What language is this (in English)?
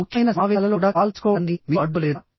Telugu